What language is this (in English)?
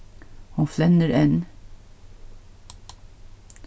Faroese